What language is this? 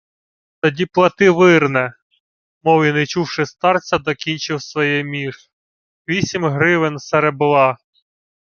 Ukrainian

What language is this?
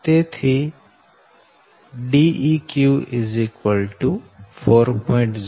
Gujarati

